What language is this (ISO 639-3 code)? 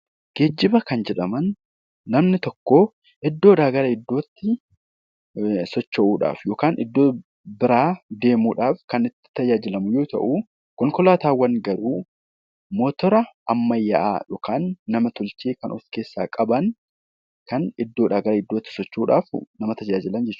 orm